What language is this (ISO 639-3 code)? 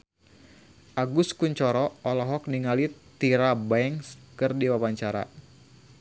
sun